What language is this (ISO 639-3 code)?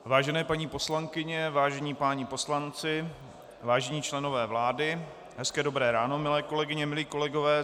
ces